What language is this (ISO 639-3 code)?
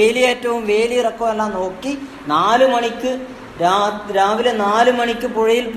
mal